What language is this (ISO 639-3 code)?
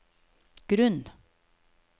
nor